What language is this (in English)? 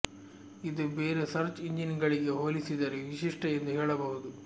Kannada